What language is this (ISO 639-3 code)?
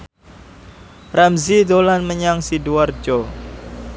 jav